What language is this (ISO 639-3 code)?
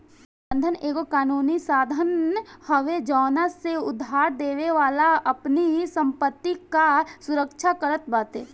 bho